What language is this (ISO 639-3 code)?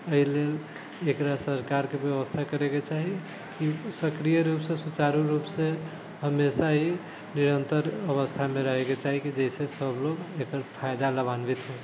mai